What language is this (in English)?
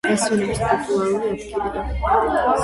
Georgian